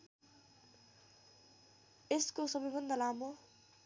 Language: Nepali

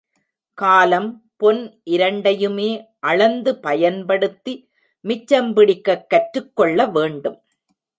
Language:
Tamil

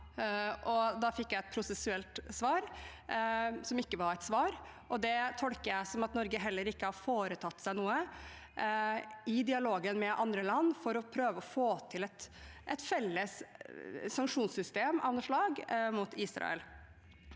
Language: Norwegian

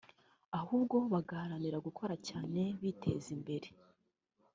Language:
Kinyarwanda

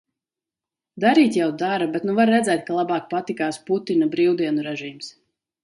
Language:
Latvian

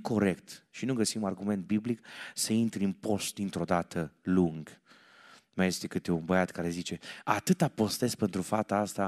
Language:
Romanian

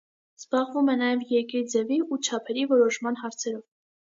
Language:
Armenian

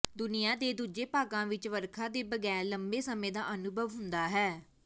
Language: Punjabi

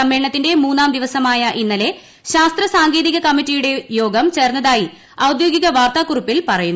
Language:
Malayalam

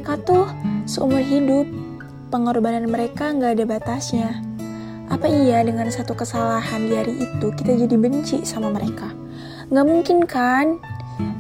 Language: Indonesian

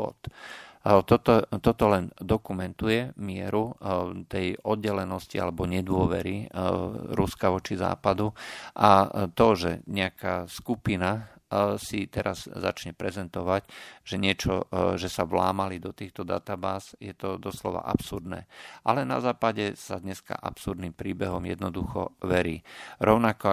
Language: Slovak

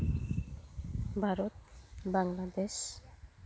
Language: Santali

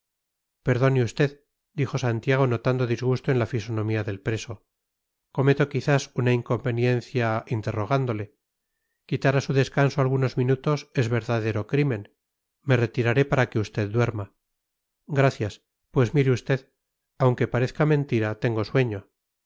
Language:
Spanish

